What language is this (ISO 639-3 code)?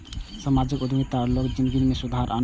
mai